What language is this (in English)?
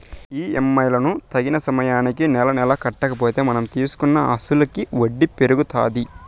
Telugu